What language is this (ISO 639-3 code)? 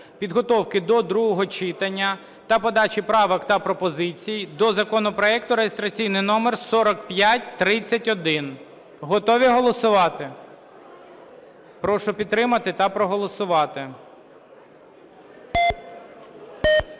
ukr